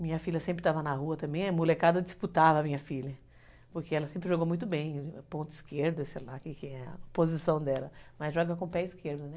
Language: Portuguese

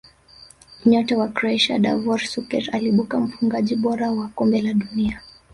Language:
Swahili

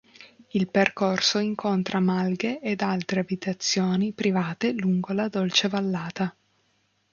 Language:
Italian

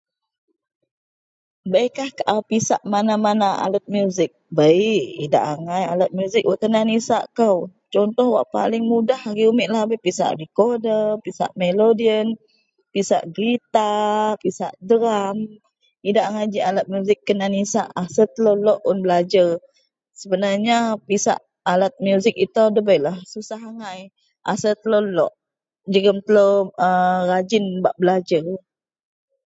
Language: Central Melanau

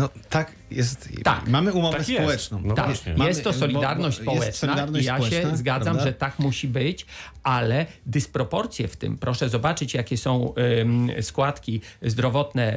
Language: Polish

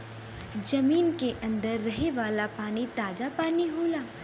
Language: Bhojpuri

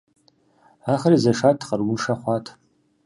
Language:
Kabardian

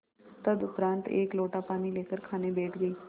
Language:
Hindi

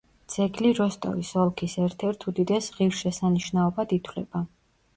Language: Georgian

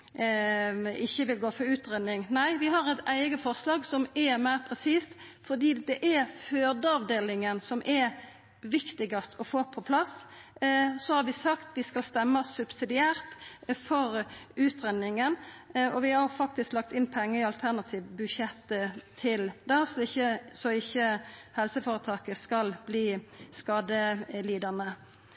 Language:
Norwegian Nynorsk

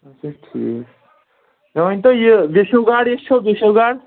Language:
Kashmiri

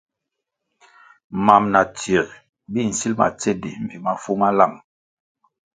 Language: Kwasio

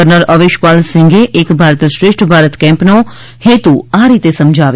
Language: Gujarati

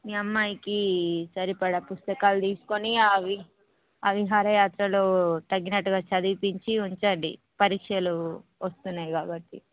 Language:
Telugu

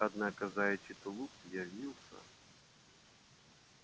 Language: Russian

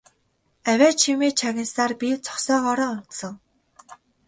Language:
Mongolian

